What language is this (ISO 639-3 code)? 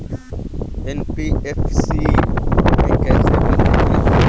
hin